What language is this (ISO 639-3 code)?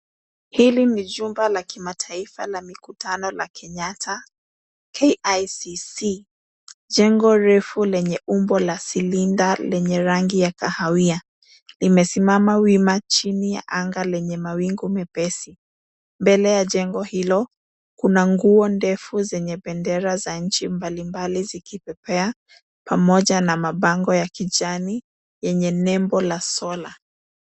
swa